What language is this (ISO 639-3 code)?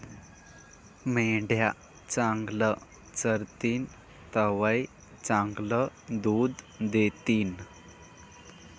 mar